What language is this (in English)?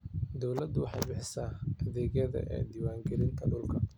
Somali